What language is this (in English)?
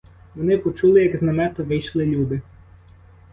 Ukrainian